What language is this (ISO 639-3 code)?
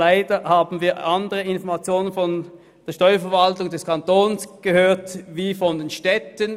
gsw